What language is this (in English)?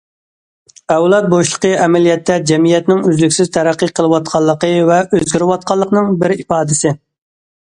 Uyghur